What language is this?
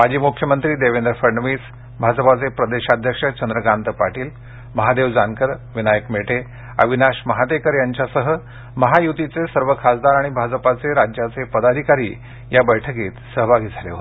Marathi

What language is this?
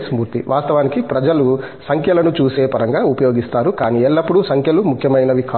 Telugu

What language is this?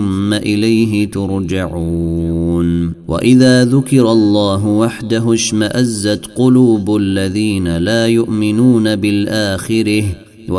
Arabic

